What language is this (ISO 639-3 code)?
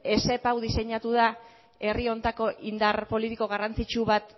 eus